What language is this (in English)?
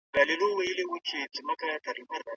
Pashto